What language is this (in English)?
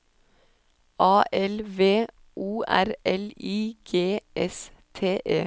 Norwegian